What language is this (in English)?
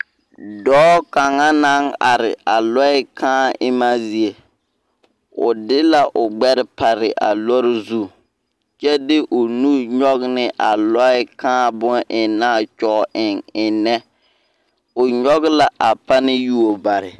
Southern Dagaare